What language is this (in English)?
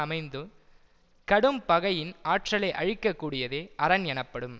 Tamil